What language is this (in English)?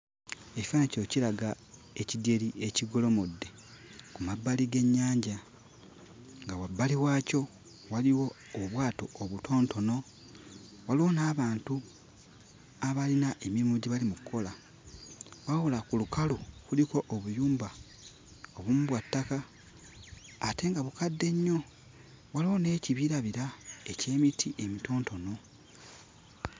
Ganda